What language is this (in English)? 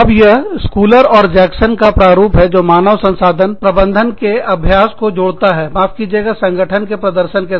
Hindi